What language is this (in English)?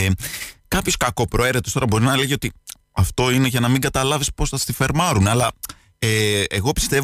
Greek